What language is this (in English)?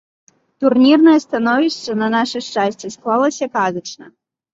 Belarusian